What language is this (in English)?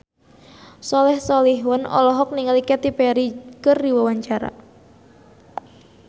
Sundanese